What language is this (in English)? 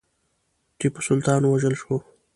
Pashto